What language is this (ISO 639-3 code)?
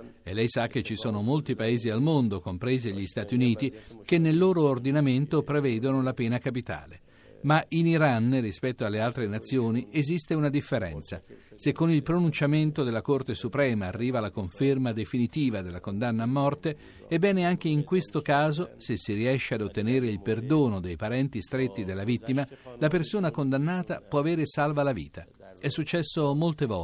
ita